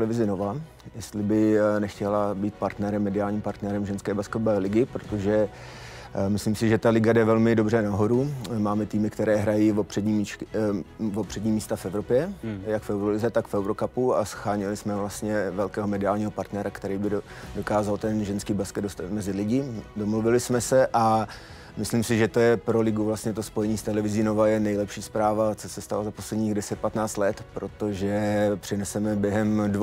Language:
Czech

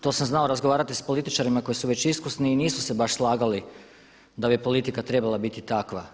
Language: Croatian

